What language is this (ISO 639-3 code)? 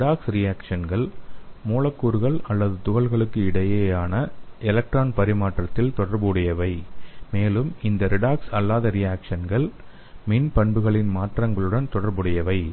tam